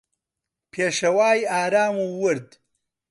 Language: Central Kurdish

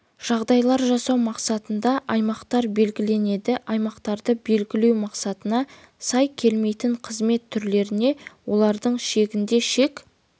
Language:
Kazakh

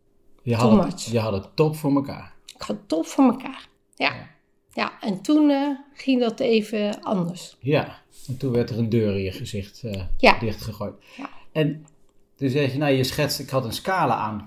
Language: Dutch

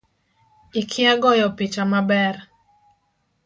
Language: Luo (Kenya and Tanzania)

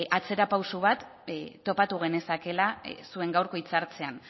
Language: Basque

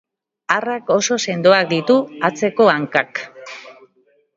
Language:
Basque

